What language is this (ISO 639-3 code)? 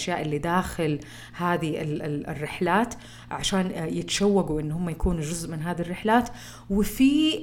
ara